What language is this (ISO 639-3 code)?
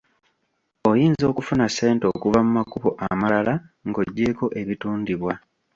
lug